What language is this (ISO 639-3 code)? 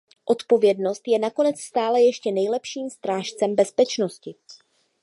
ces